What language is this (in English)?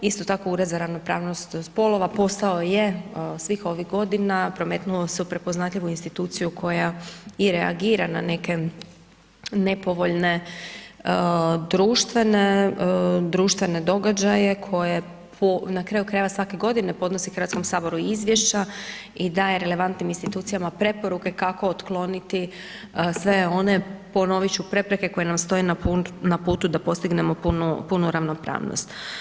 Croatian